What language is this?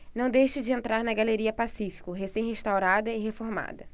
Portuguese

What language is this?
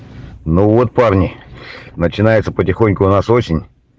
Russian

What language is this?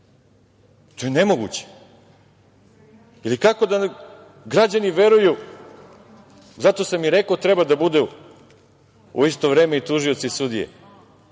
Serbian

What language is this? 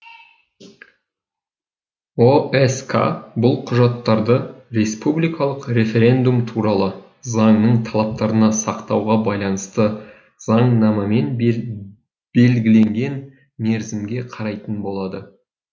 Kazakh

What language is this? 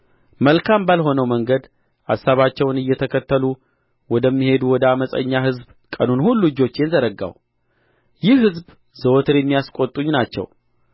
Amharic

